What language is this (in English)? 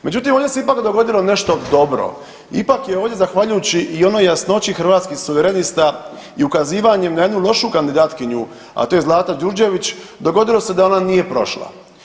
Croatian